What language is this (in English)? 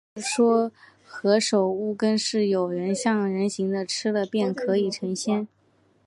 Chinese